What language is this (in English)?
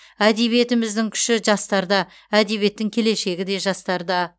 Kazakh